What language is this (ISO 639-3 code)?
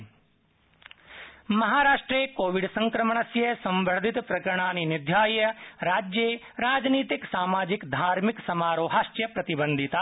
san